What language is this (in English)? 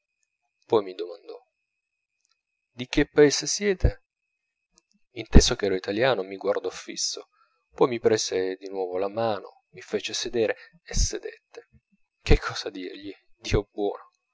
Italian